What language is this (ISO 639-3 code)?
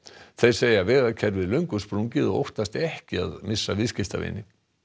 isl